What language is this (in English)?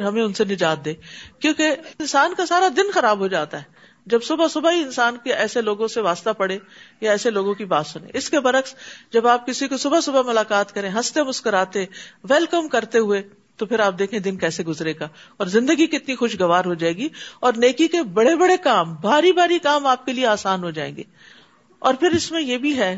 Urdu